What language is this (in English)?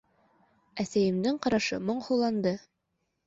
Bashkir